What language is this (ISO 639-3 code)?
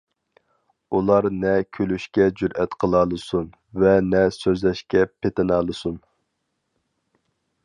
uig